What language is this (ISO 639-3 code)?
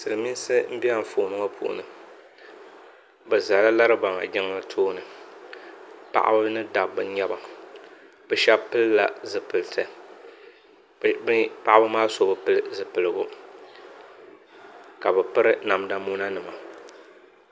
dag